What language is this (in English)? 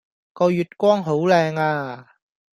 Cantonese